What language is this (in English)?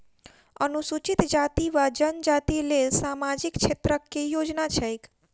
Maithili